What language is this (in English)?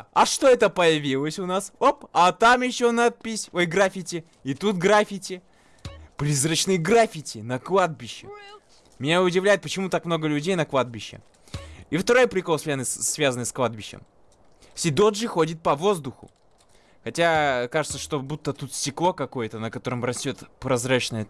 Russian